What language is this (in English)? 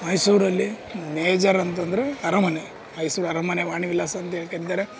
Kannada